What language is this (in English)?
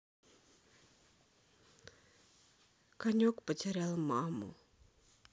Russian